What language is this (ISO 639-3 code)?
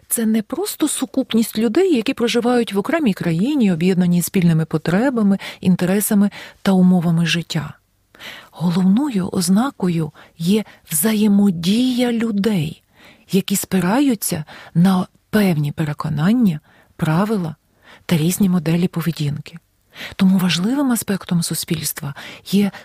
ukr